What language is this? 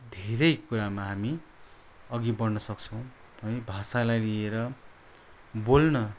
Nepali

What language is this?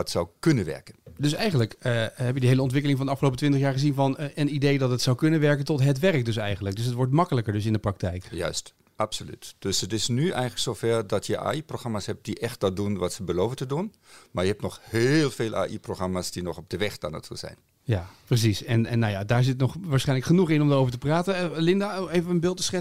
Dutch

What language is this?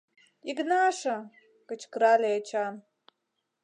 Mari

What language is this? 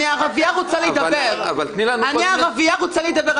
Hebrew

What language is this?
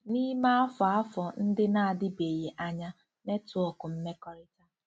Igbo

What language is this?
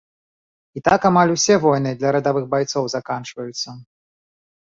Belarusian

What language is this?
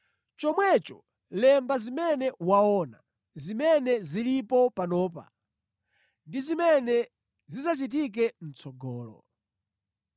Nyanja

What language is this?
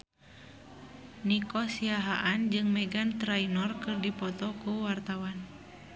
Sundanese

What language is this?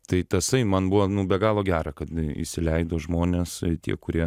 Lithuanian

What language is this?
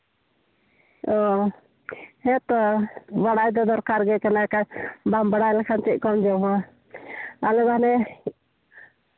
Santali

